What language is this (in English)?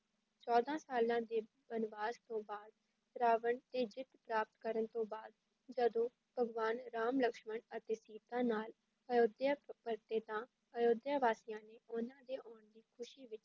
Punjabi